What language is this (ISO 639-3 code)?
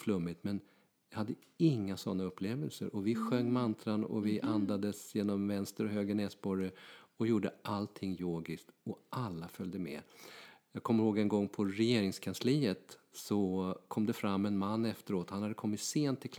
swe